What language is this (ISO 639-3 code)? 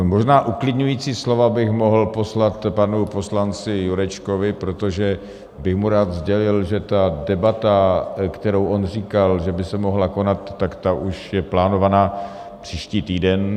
ces